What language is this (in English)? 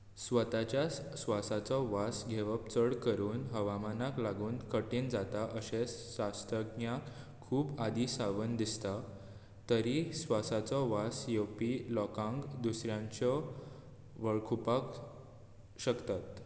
Konkani